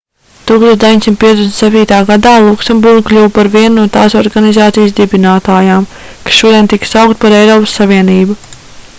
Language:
Latvian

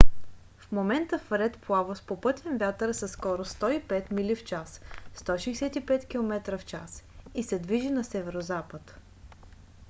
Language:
Bulgarian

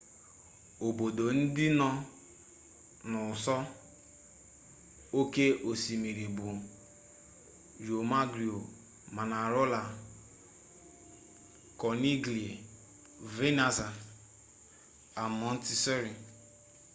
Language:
Igbo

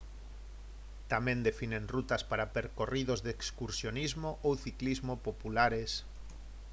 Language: Galician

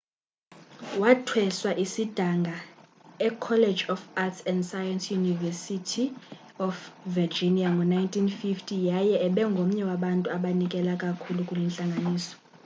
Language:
Xhosa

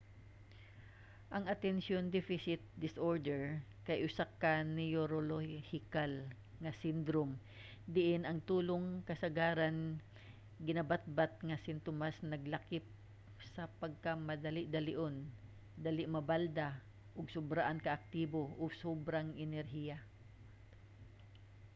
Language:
Cebuano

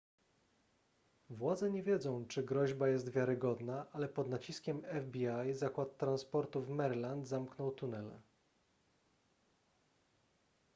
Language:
Polish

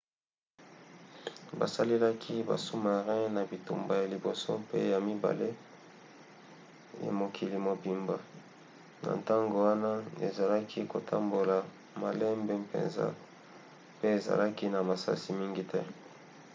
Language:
Lingala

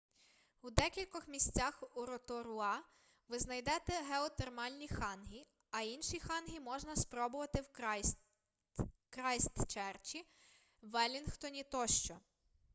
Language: Ukrainian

